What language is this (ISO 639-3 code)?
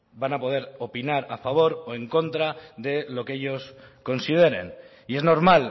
spa